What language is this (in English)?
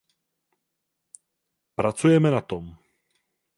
Czech